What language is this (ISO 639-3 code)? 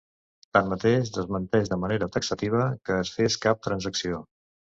cat